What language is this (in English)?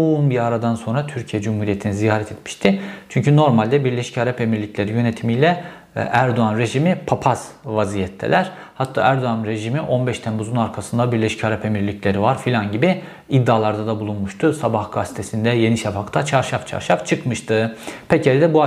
Turkish